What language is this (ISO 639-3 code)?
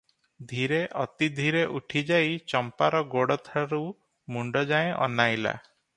ori